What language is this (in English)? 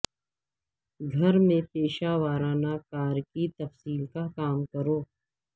Urdu